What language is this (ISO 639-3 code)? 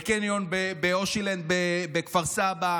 heb